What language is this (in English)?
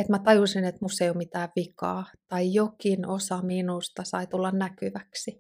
Finnish